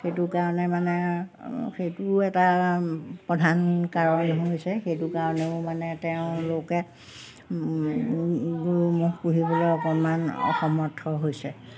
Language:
Assamese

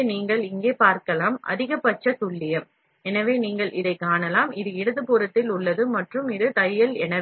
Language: Tamil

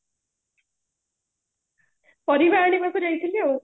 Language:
Odia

